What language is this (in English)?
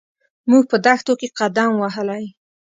Pashto